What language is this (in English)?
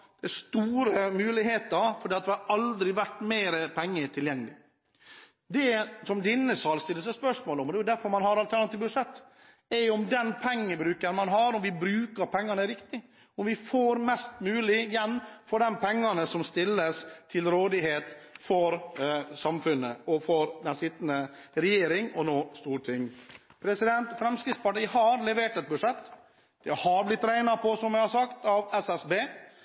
Norwegian Bokmål